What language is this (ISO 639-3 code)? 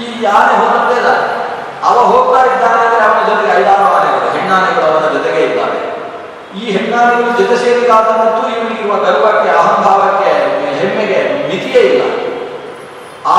kan